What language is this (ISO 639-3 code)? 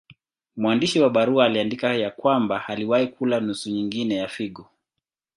swa